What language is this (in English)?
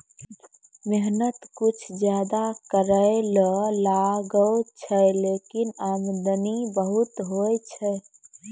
Maithili